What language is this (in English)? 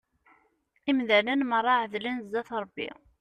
Kabyle